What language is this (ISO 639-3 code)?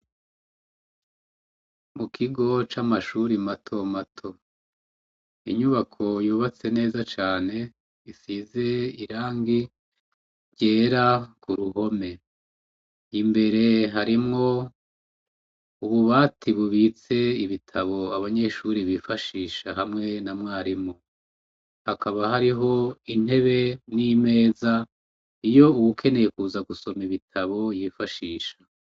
run